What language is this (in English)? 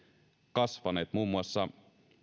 Finnish